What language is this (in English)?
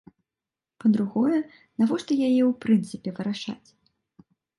Belarusian